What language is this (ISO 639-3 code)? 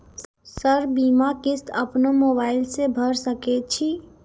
mai